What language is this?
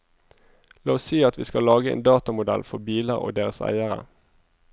Norwegian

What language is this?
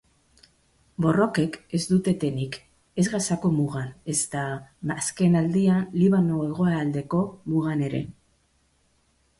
Basque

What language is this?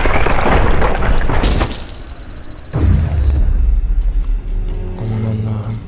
Turkish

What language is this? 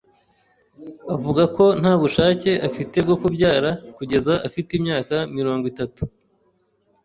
Kinyarwanda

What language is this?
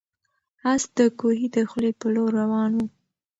Pashto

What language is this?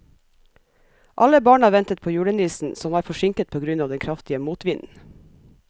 Norwegian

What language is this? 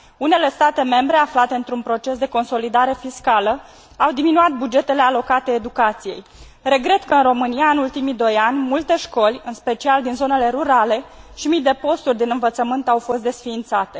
Romanian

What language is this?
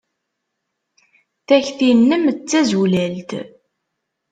Kabyle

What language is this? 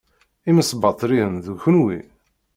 Kabyle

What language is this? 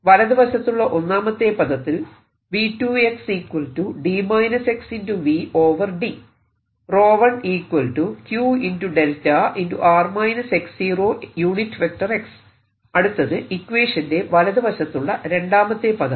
Malayalam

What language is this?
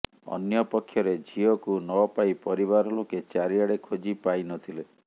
Odia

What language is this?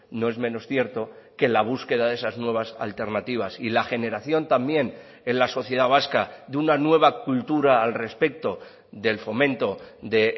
Spanish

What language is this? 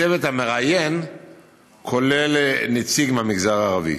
Hebrew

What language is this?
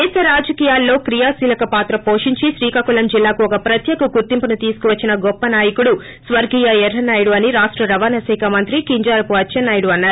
Telugu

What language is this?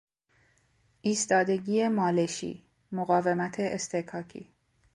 Persian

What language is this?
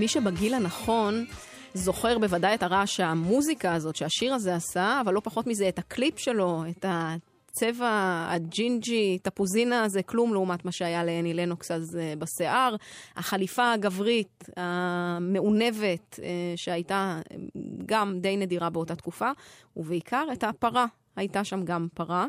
Hebrew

